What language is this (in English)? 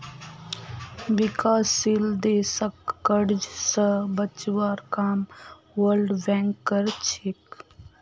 Magahi